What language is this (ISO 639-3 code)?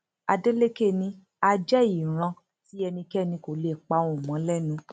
yor